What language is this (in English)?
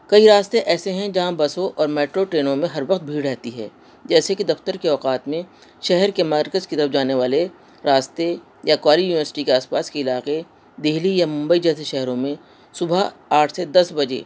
Urdu